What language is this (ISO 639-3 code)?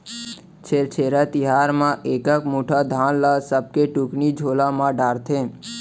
hne